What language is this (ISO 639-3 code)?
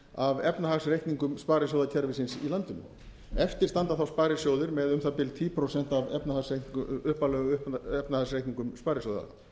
isl